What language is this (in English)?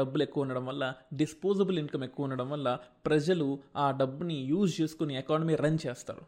Telugu